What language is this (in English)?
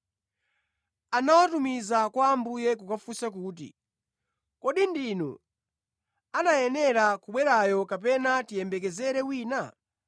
Nyanja